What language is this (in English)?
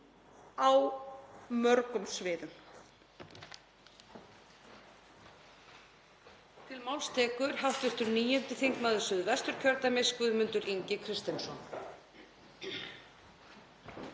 Icelandic